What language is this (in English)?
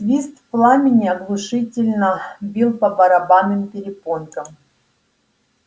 Russian